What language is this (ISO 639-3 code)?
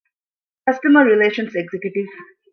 div